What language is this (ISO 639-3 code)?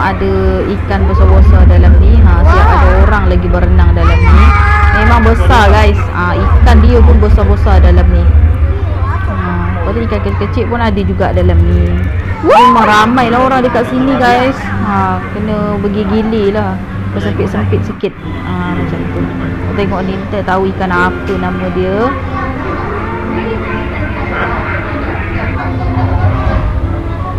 msa